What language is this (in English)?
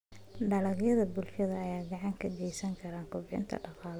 Somali